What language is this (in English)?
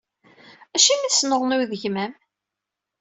Kabyle